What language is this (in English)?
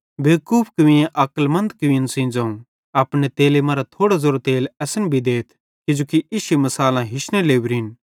Bhadrawahi